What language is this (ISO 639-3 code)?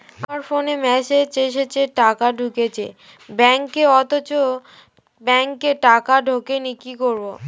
ben